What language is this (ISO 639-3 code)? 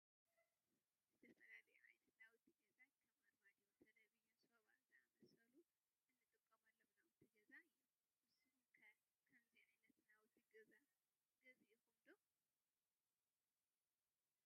tir